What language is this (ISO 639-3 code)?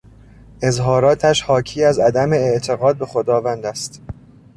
fas